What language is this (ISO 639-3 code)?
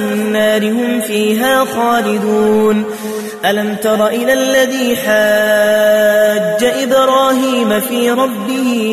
ara